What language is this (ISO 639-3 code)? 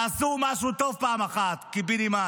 heb